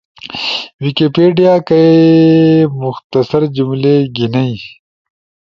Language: Ushojo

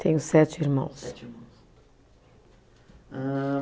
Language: Portuguese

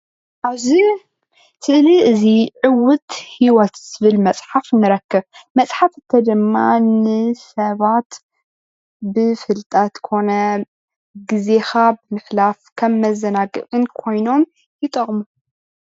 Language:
Tigrinya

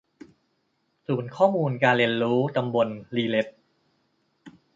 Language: Thai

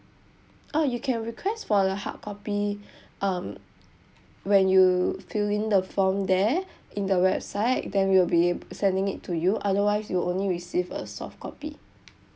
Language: English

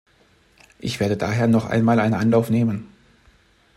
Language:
German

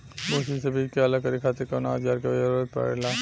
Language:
Bhojpuri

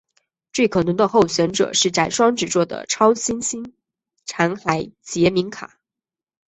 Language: Chinese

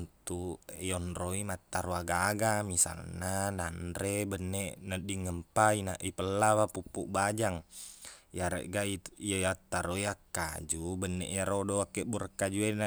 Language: Buginese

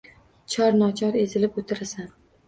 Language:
Uzbek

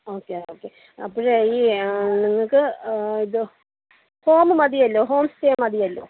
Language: Malayalam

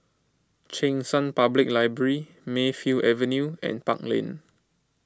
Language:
English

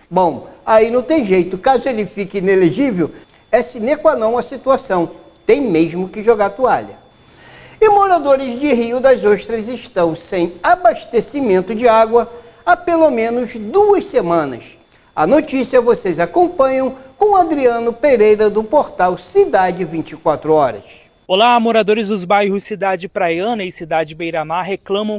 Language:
Portuguese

